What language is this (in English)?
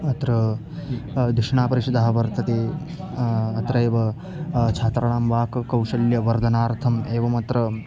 Sanskrit